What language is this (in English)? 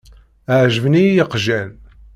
Kabyle